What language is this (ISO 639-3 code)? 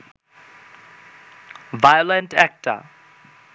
ben